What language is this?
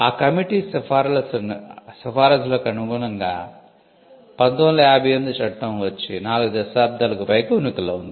Telugu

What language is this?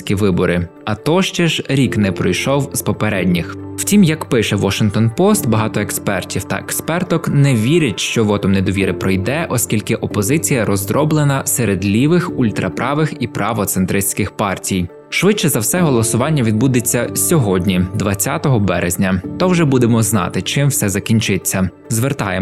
Ukrainian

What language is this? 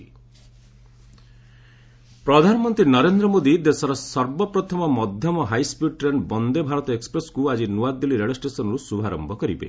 Odia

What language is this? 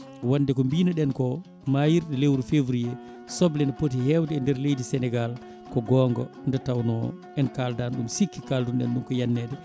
Fula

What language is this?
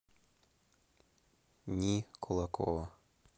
Russian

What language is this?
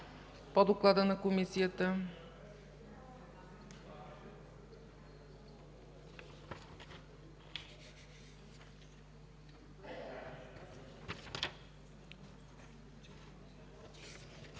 Bulgarian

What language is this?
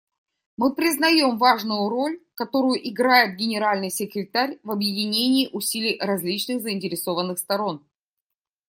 Russian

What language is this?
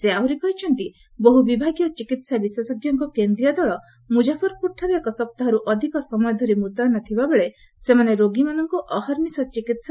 Odia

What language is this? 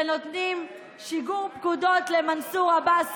Hebrew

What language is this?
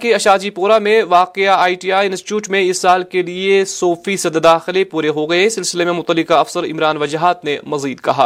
Urdu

